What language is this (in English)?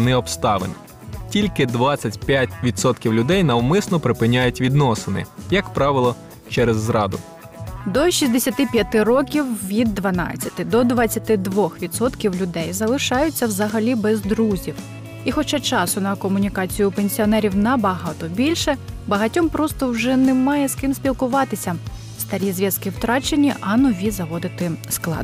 Ukrainian